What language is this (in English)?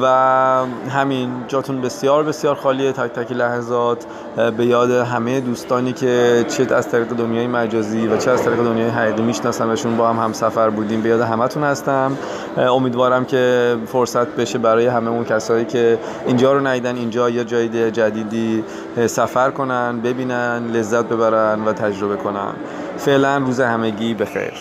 Persian